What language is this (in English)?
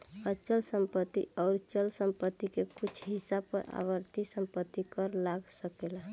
Bhojpuri